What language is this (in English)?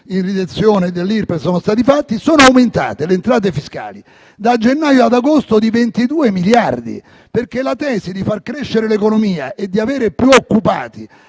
Italian